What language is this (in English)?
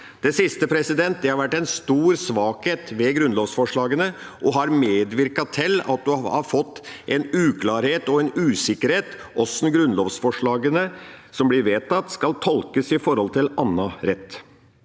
Norwegian